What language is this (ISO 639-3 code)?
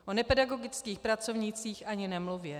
ces